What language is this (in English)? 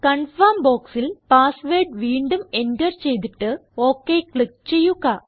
Malayalam